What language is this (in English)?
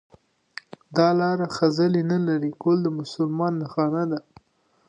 Pashto